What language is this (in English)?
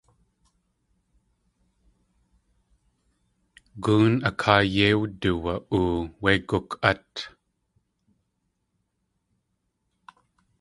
Tlingit